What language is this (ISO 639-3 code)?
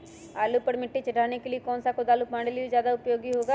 mag